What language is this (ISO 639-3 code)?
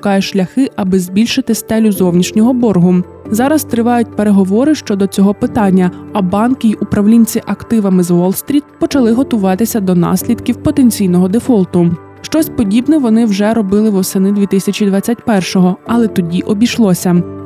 ukr